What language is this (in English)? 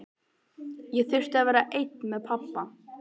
Icelandic